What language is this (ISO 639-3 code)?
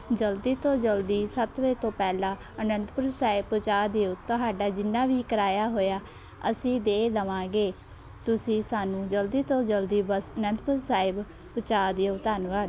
pan